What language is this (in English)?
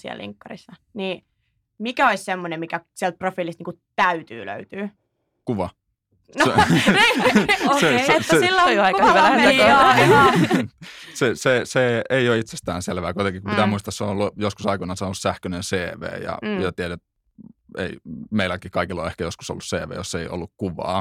Finnish